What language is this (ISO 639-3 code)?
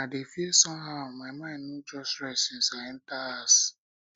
pcm